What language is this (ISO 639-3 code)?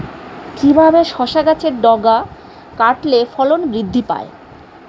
ben